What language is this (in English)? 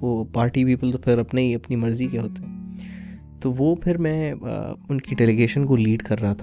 Urdu